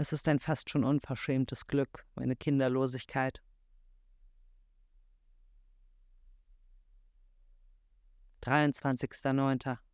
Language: German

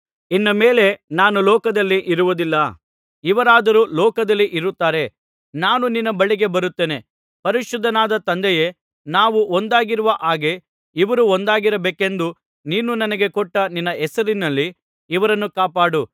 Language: Kannada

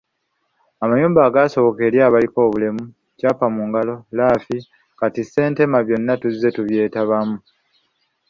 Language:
Ganda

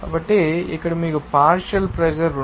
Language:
Telugu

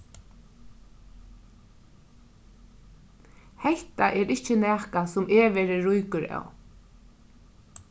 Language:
Faroese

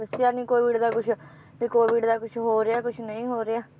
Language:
Punjabi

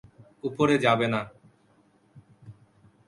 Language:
Bangla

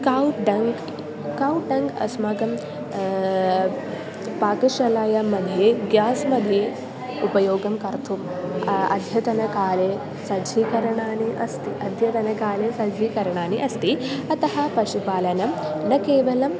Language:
Sanskrit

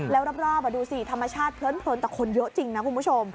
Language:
Thai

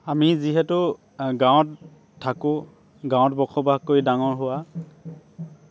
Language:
Assamese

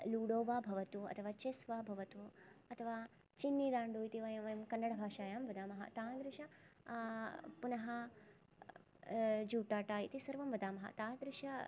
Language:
Sanskrit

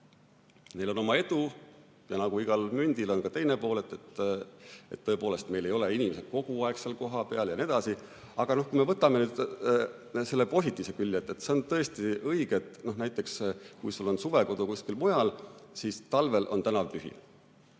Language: Estonian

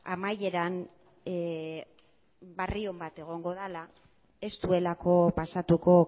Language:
Basque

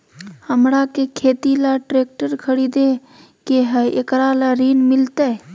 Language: Magahi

